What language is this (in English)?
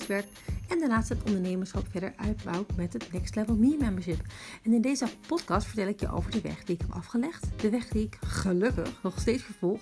Dutch